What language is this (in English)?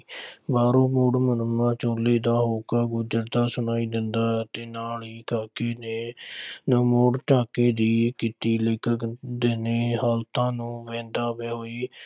Punjabi